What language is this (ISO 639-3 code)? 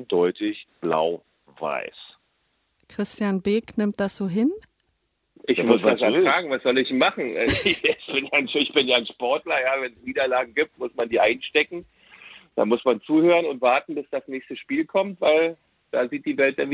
deu